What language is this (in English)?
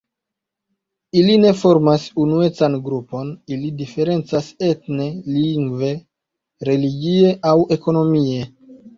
Esperanto